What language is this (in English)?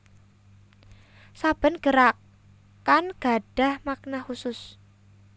Javanese